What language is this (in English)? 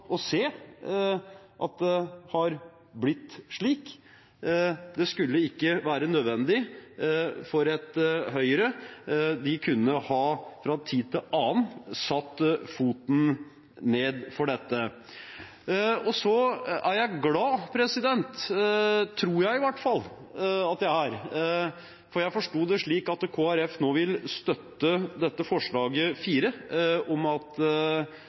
Norwegian Bokmål